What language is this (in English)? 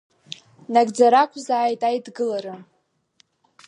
Abkhazian